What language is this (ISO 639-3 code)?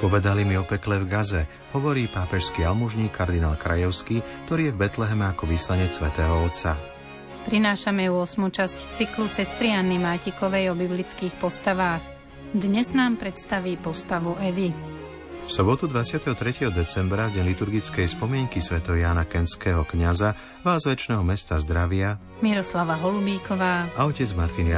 slk